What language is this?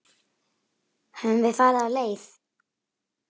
Icelandic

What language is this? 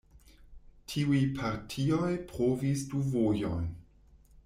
Esperanto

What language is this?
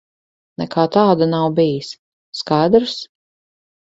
Latvian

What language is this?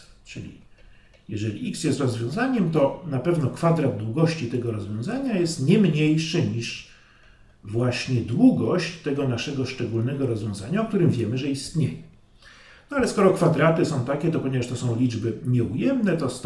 Polish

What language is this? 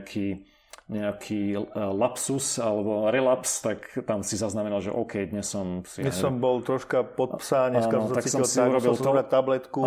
Slovak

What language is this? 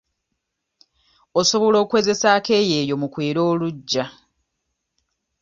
Ganda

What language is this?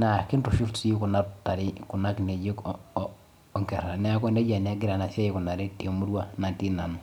Masai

